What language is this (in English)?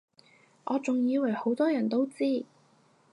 Cantonese